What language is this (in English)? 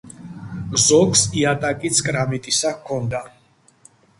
Georgian